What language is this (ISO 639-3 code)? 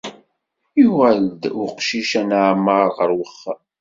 kab